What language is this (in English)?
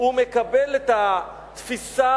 Hebrew